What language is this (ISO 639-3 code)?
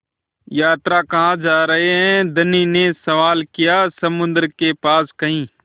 hin